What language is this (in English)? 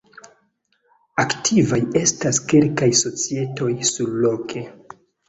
Esperanto